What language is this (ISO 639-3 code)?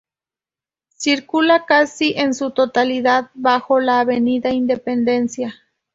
spa